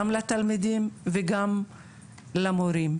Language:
Hebrew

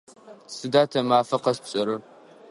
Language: Adyghe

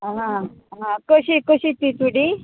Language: Konkani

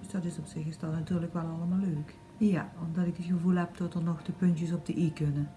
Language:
Dutch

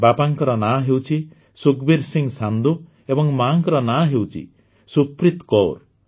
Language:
Odia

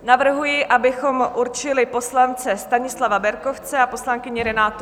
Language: Czech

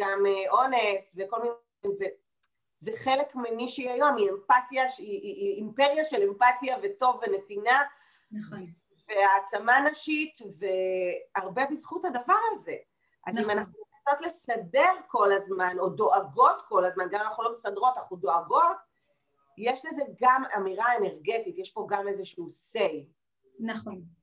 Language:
Hebrew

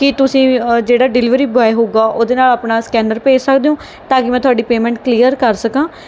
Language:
Punjabi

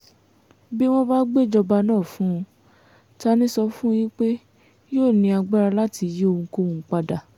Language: Yoruba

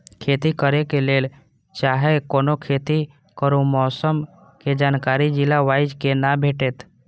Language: Maithili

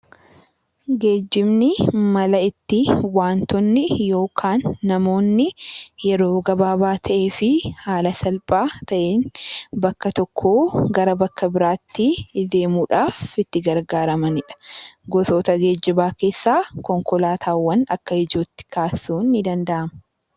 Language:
Oromo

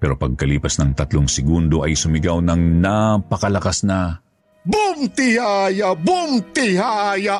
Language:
Filipino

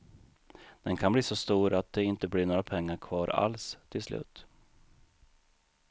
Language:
Swedish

